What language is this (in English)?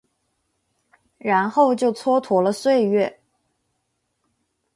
Chinese